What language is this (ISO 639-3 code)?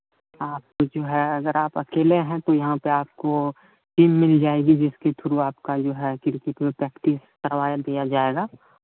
hin